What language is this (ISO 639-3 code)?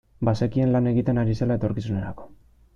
eus